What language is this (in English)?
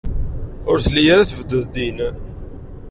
Kabyle